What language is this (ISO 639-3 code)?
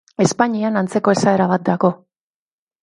eus